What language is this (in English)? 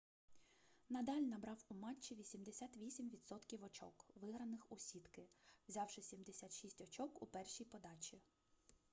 Ukrainian